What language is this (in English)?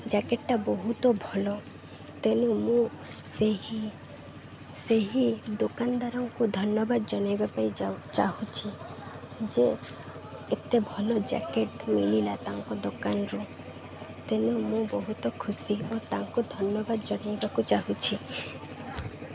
Odia